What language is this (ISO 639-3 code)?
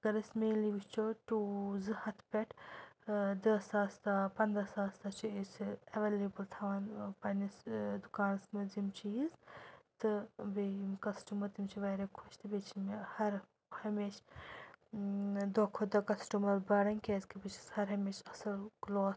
kas